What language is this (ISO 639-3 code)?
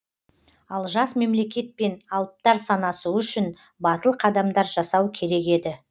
kaz